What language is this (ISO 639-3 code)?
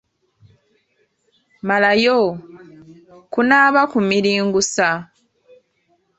lug